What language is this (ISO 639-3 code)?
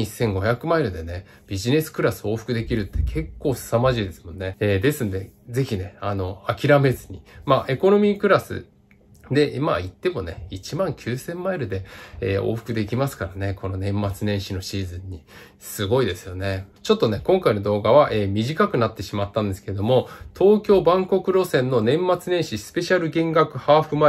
jpn